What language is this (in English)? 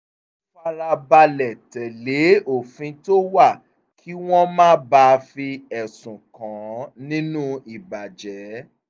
Yoruba